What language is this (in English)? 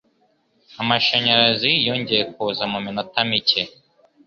Kinyarwanda